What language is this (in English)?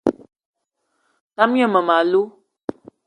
Eton (Cameroon)